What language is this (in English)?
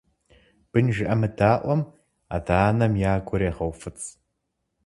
Kabardian